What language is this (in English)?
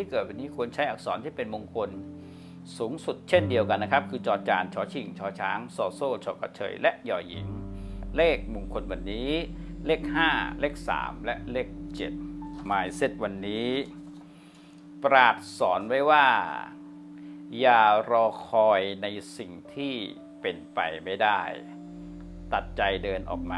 Thai